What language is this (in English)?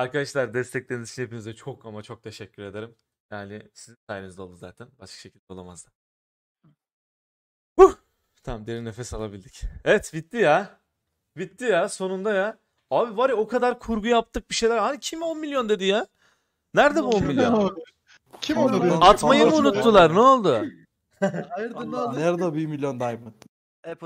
Turkish